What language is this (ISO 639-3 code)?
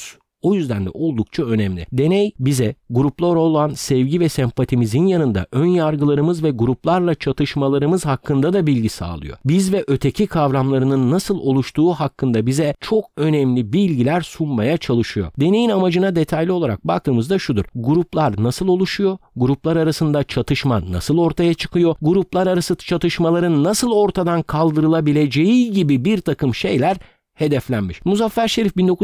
tur